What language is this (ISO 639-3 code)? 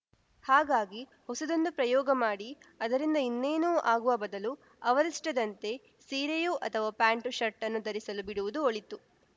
kan